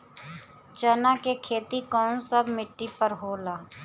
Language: Bhojpuri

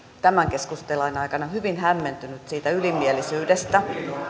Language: Finnish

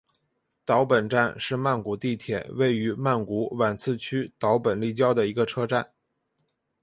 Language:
Chinese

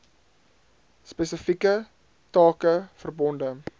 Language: Afrikaans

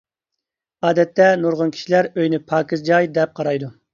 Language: Uyghur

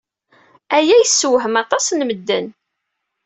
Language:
Kabyle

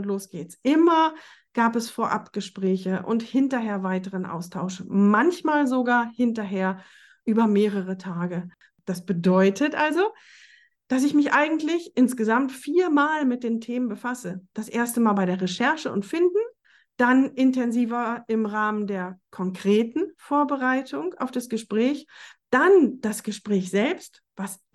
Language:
German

